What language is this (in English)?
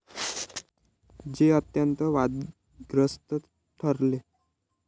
Marathi